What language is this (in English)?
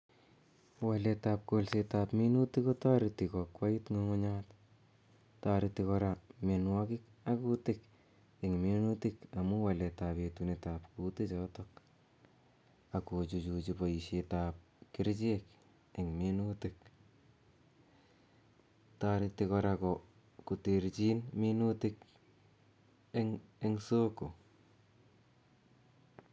Kalenjin